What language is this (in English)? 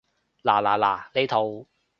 Cantonese